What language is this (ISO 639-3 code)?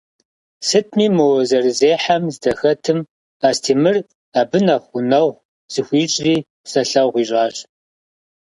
kbd